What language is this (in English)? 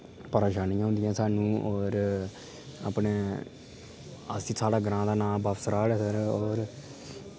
Dogri